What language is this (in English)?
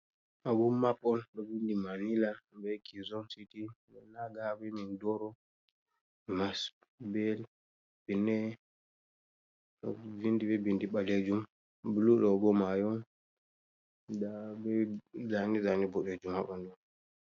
Fula